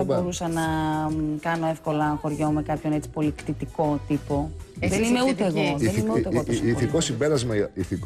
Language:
Greek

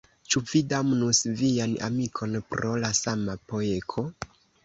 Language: Esperanto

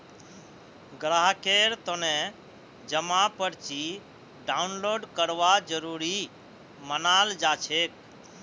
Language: Magahi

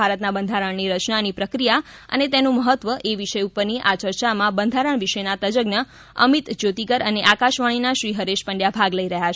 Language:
Gujarati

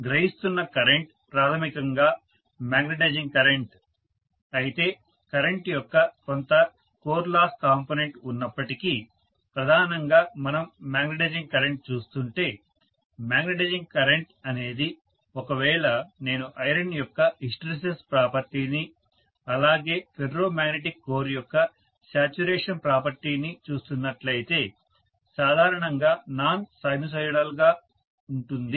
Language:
Telugu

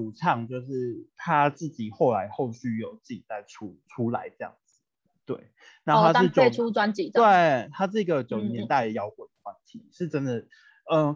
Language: Chinese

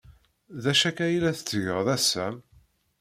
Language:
Kabyle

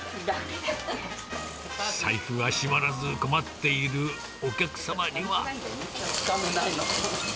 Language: Japanese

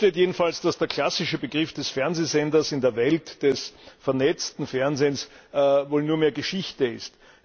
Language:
German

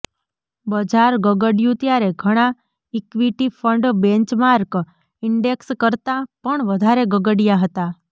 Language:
Gujarati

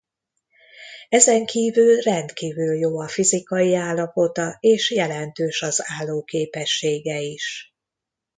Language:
Hungarian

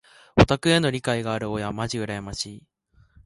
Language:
Japanese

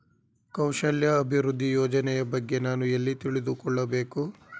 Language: Kannada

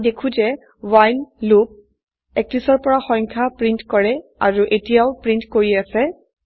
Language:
Assamese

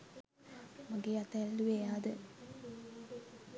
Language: Sinhala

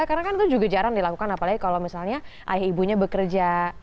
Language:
Indonesian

